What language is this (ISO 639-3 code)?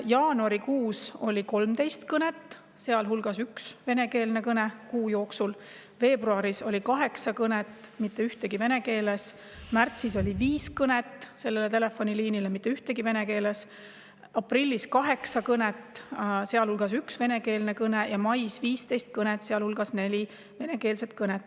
est